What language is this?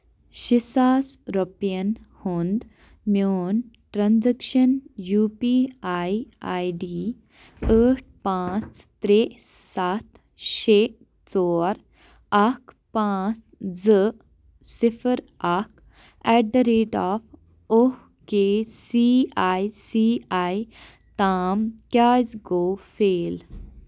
Kashmiri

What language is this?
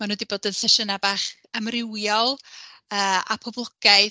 Welsh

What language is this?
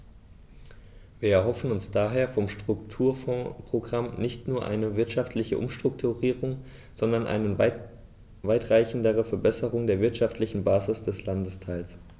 German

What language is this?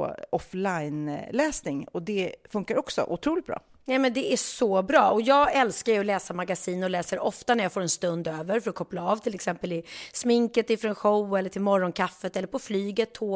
Swedish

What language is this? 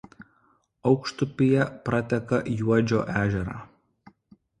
Lithuanian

